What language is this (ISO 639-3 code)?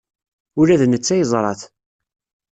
kab